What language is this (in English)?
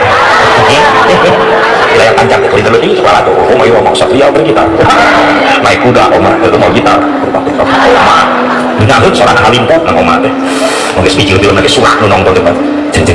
Indonesian